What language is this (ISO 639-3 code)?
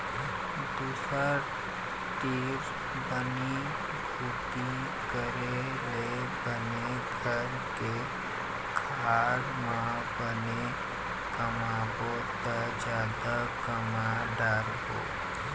hne